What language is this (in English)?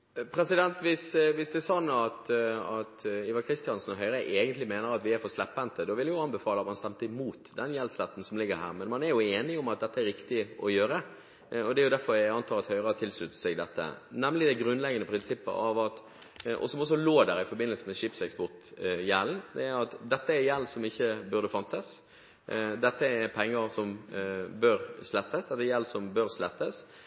Norwegian Bokmål